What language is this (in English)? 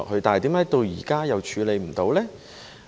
Cantonese